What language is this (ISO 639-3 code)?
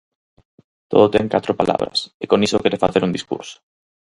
glg